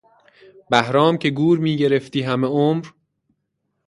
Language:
Persian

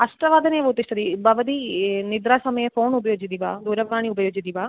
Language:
Sanskrit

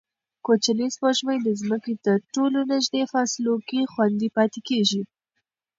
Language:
Pashto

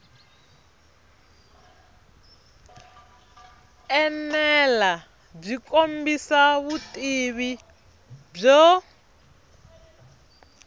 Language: Tsonga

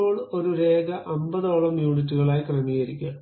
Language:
Malayalam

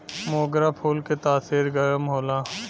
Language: Bhojpuri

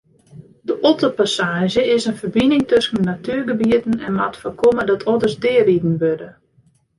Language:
Western Frisian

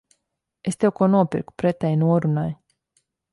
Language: Latvian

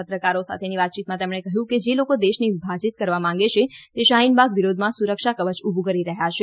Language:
Gujarati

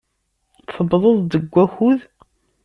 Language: Kabyle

